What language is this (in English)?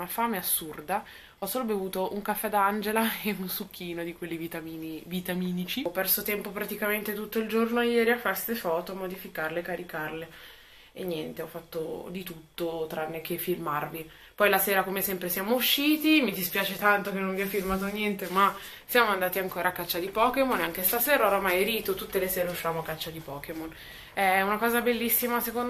Italian